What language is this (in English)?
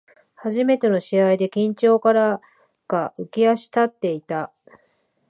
Japanese